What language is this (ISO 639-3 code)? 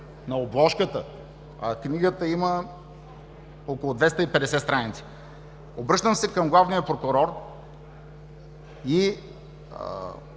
bul